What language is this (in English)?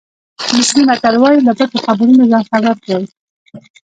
Pashto